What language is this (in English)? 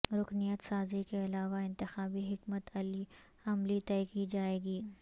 Urdu